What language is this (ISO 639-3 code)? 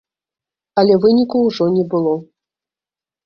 bel